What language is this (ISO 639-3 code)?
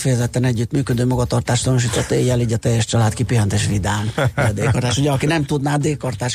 hun